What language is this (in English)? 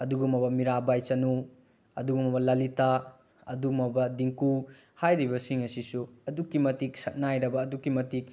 Manipuri